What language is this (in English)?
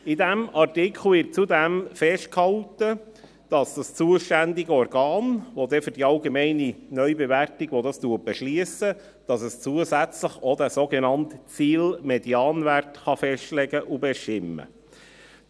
Swiss German